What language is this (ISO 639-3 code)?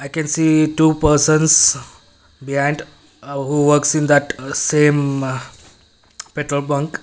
eng